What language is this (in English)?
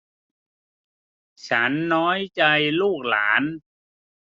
Thai